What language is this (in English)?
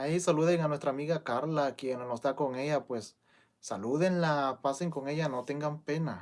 Spanish